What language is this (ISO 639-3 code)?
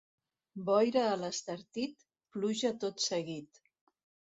cat